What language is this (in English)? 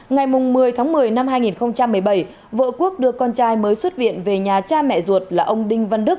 Vietnamese